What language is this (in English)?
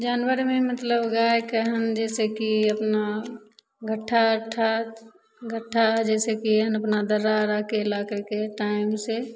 Maithili